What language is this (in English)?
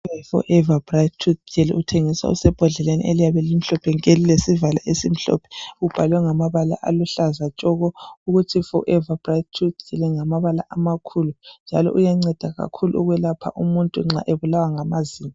North Ndebele